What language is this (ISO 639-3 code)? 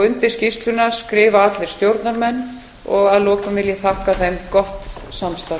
isl